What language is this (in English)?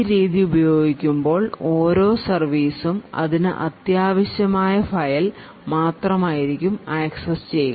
Malayalam